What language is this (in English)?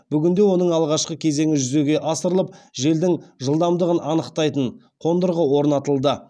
Kazakh